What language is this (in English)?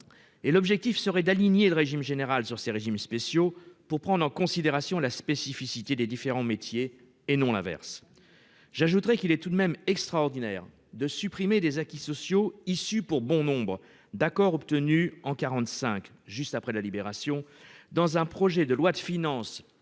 French